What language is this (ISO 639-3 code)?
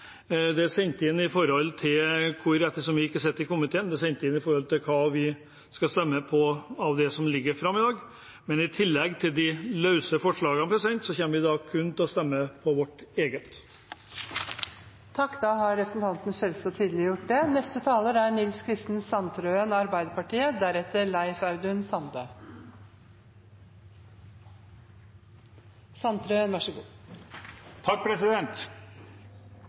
nor